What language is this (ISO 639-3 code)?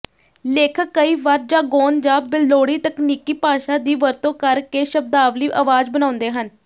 pan